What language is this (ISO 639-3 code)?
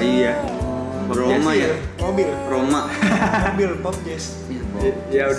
ind